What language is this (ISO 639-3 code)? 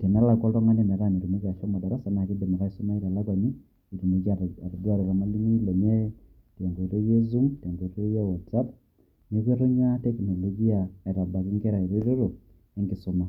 mas